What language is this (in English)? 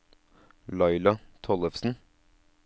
Norwegian